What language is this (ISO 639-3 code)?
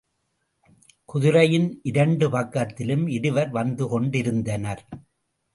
tam